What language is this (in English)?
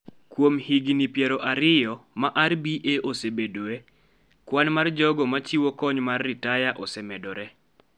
Luo (Kenya and Tanzania)